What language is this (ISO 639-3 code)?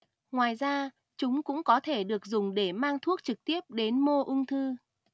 vie